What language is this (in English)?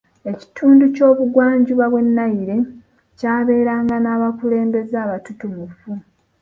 Ganda